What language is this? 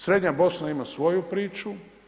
Croatian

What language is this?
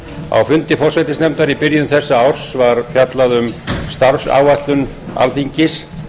Icelandic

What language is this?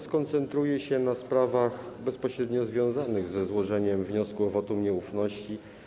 Polish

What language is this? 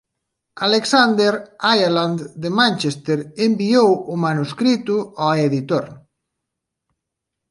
Galician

